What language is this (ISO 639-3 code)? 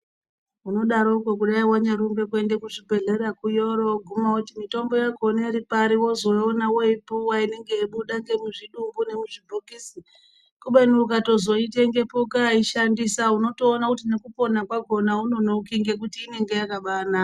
ndc